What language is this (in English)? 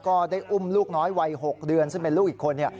Thai